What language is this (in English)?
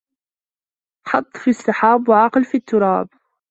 Arabic